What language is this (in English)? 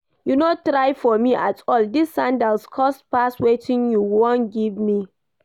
Nigerian Pidgin